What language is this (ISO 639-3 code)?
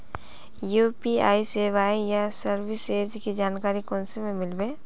mag